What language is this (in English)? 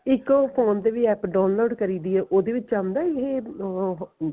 Punjabi